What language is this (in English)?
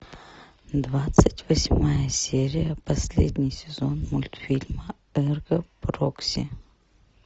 Russian